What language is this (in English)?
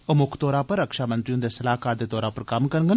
Dogri